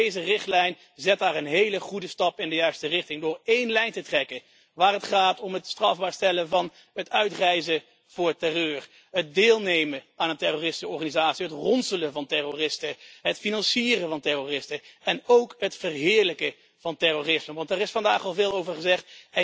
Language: Dutch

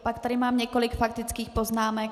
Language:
Czech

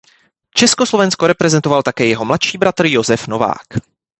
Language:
Czech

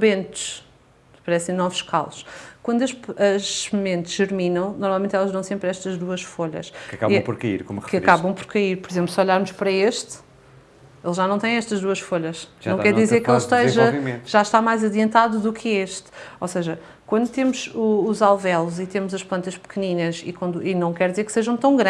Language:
Portuguese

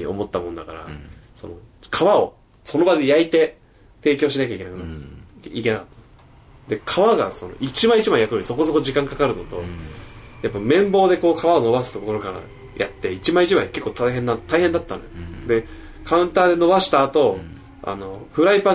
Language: Japanese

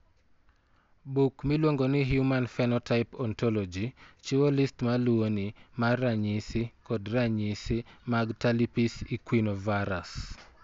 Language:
Luo (Kenya and Tanzania)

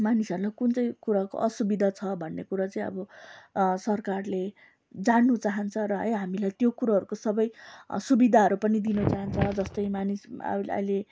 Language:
Nepali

